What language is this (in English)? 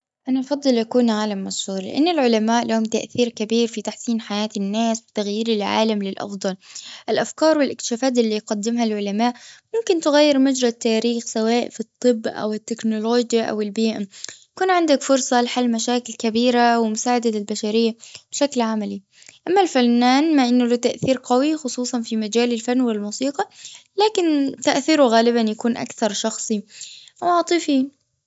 Gulf Arabic